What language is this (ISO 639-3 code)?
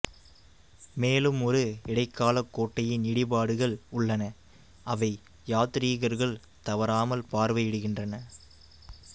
tam